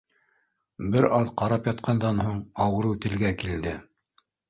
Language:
Bashkir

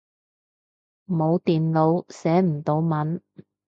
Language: Cantonese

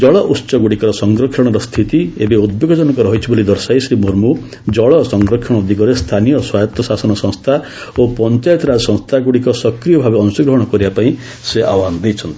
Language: Odia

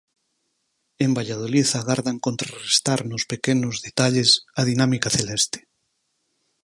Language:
Galician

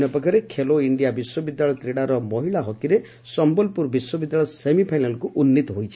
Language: Odia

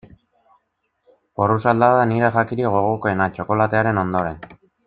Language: Basque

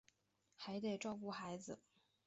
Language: Chinese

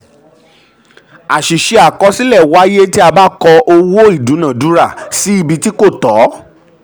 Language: Yoruba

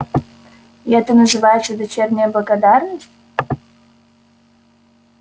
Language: Russian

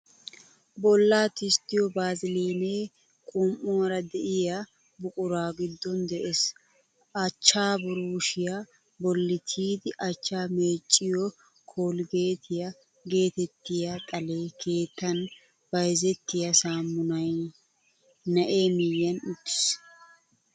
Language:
Wolaytta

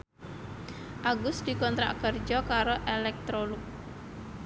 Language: Javanese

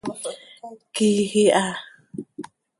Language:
Seri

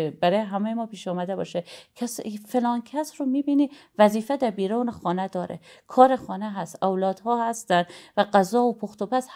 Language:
Persian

